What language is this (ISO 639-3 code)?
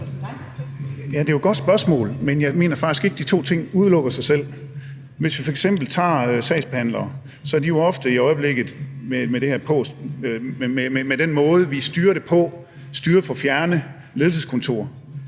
dan